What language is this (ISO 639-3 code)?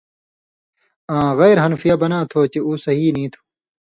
mvy